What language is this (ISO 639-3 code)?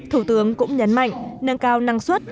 vie